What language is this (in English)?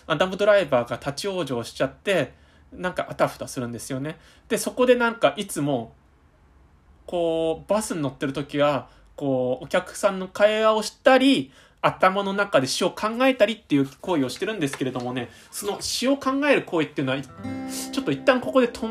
Japanese